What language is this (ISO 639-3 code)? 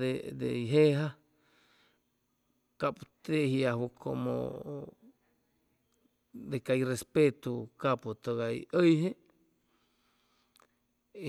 zoh